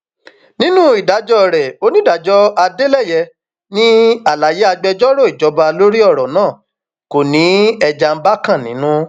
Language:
Yoruba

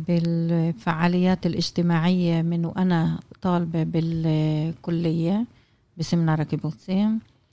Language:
Arabic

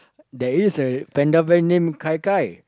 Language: English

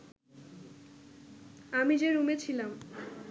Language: Bangla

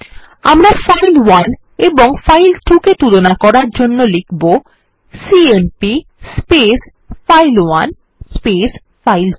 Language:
Bangla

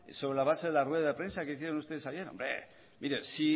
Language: Spanish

